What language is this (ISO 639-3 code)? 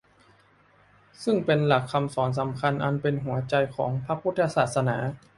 tha